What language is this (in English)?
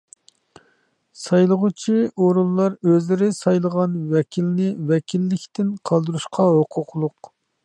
Uyghur